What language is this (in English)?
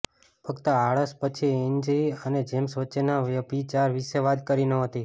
Gujarati